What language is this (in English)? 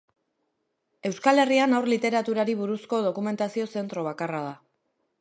Basque